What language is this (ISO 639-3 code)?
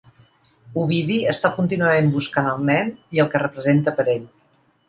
cat